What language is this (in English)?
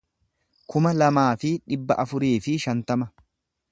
Oromo